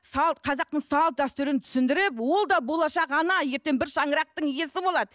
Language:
Kazakh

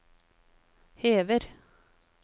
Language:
Norwegian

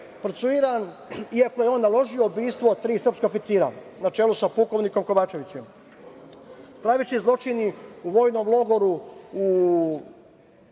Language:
Serbian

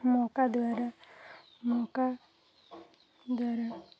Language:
Odia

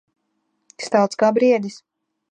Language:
Latvian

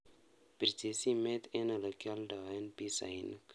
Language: Kalenjin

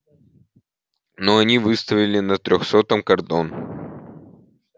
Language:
Russian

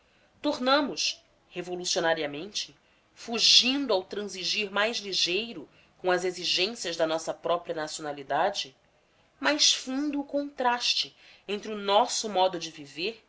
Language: Portuguese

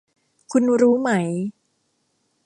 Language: Thai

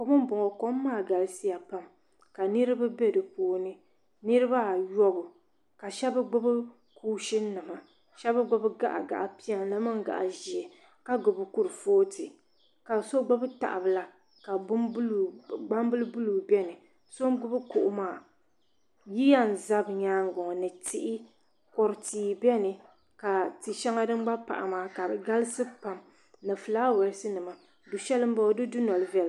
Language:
Dagbani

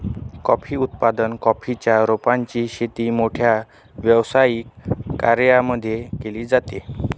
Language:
Marathi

